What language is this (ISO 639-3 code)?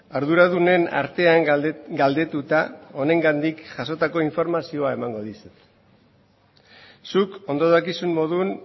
eus